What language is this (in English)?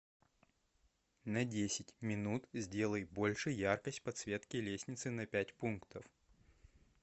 Russian